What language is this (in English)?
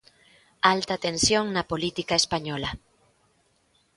Galician